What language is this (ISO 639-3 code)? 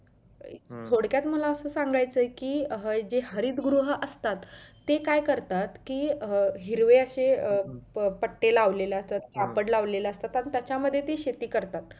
mar